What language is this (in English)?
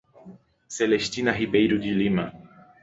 Portuguese